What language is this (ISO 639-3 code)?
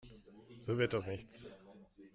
deu